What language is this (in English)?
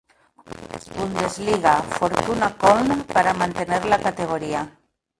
Spanish